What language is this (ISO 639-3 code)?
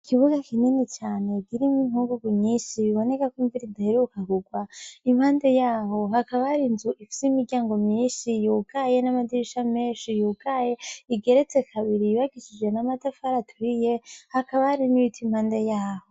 run